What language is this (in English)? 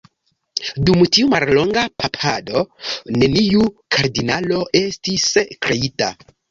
Esperanto